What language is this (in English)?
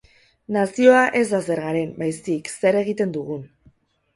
Basque